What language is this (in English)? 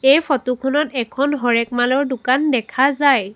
Assamese